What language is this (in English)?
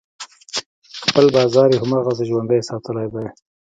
Pashto